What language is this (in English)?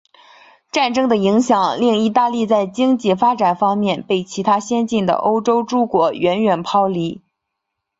Chinese